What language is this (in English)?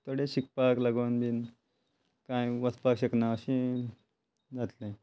Konkani